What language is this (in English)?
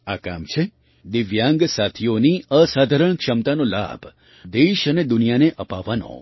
Gujarati